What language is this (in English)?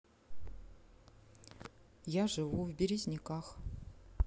Russian